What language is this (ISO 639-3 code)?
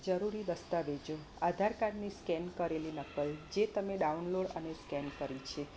guj